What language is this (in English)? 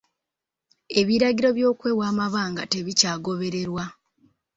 Ganda